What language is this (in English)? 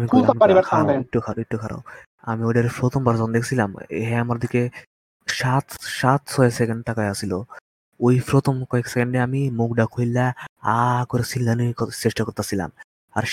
Bangla